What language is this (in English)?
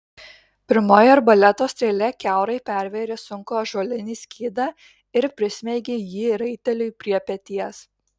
Lithuanian